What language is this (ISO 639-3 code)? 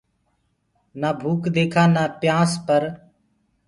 ggg